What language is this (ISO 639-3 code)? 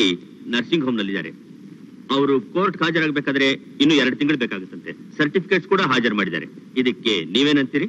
kan